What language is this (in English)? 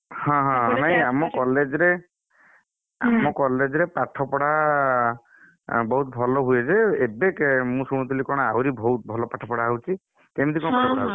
Odia